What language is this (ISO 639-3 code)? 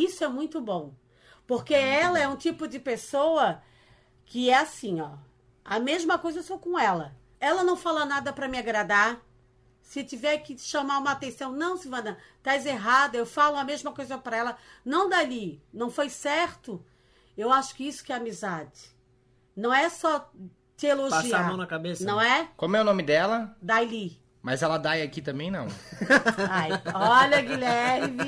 por